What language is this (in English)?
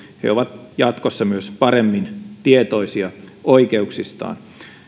Finnish